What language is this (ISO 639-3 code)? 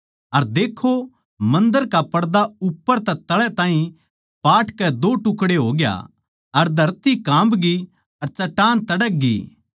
bgc